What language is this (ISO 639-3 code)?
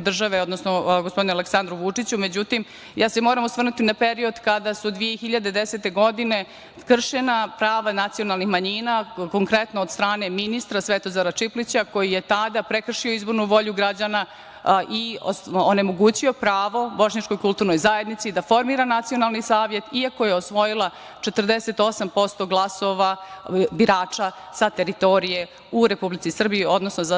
srp